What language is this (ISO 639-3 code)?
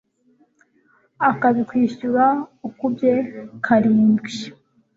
kin